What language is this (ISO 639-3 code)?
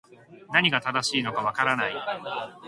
jpn